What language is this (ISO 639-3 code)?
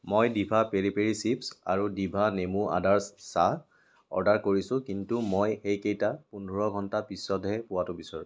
asm